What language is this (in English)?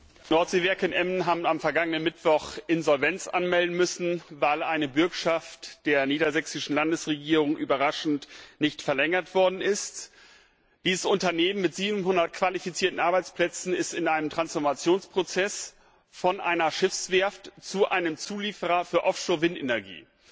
German